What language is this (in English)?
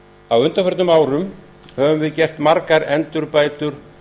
Icelandic